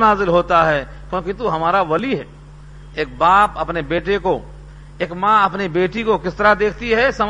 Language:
Urdu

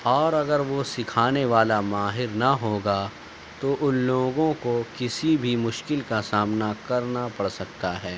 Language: Urdu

